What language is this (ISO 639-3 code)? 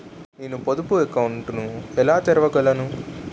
tel